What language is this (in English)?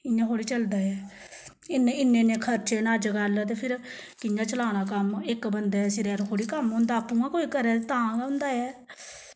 Dogri